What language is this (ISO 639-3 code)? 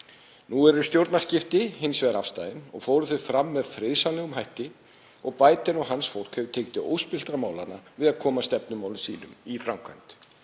isl